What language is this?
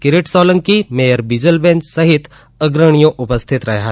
Gujarati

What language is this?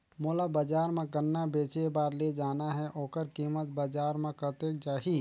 Chhattisgarhi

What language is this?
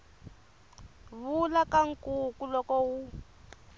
Tsonga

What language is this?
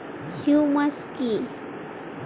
Bangla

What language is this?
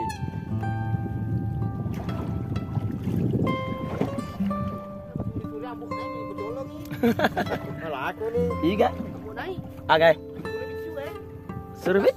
Indonesian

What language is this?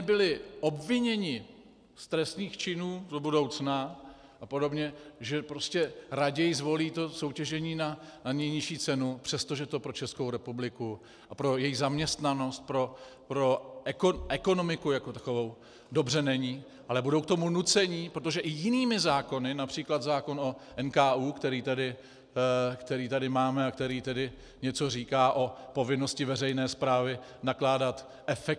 Czech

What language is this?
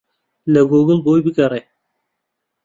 Central Kurdish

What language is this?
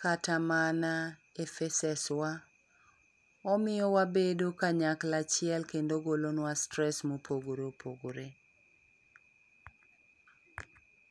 Luo (Kenya and Tanzania)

